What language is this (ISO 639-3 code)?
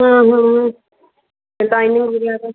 pan